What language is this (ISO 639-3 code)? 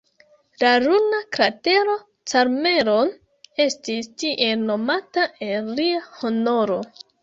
epo